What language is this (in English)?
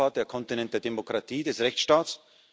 German